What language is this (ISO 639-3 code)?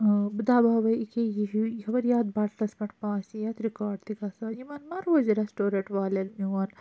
kas